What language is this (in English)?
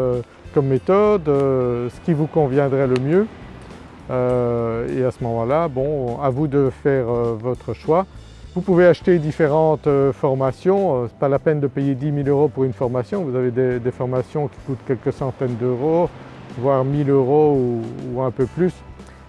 French